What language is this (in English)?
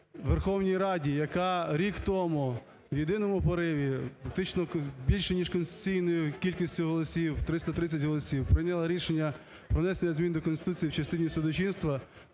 Ukrainian